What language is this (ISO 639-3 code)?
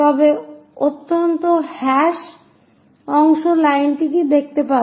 ben